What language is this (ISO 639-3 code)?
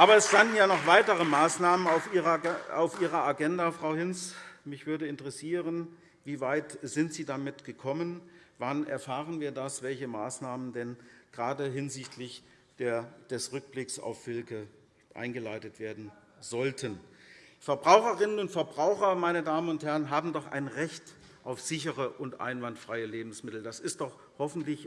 deu